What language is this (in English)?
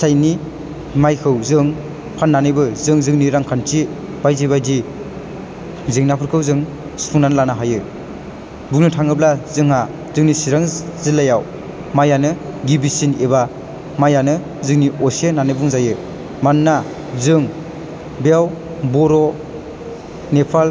Bodo